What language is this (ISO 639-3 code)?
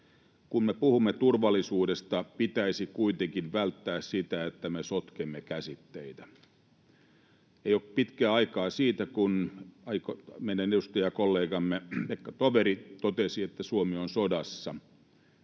fin